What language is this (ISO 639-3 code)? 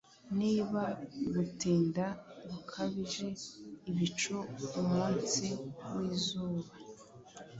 kin